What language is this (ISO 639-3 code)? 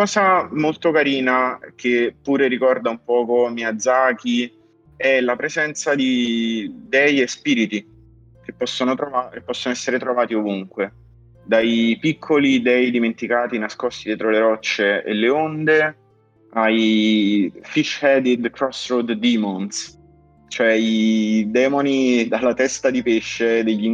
ita